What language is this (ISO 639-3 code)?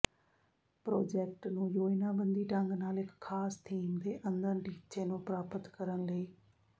pan